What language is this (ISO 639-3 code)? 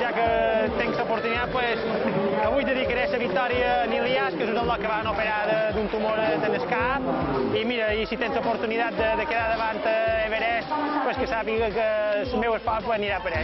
por